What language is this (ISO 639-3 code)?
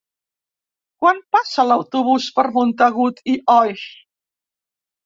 cat